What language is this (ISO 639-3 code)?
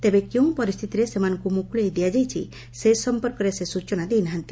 ori